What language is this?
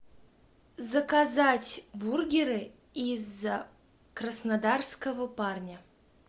Russian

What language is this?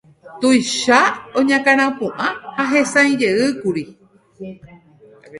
Guarani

